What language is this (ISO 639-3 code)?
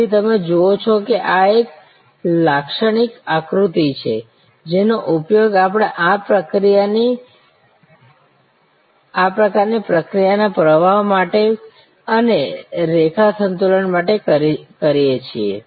guj